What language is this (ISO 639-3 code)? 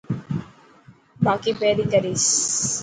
mki